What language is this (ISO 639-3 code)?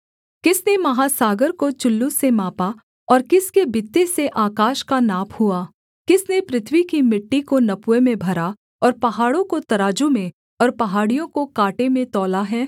hin